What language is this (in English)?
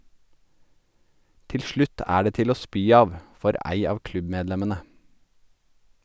Norwegian